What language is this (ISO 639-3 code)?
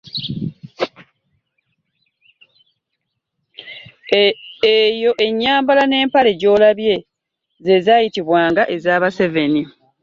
lug